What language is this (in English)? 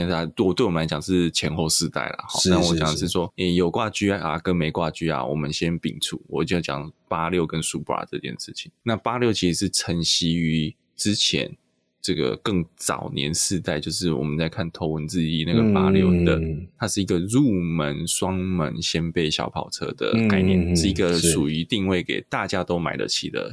Chinese